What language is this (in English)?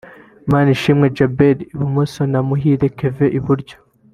Kinyarwanda